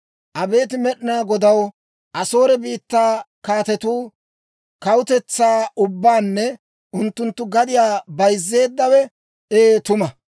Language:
Dawro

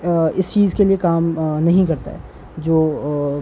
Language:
Urdu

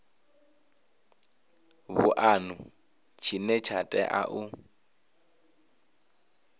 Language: Venda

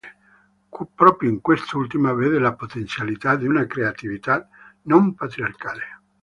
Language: Italian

